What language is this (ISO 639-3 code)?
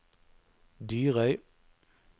nor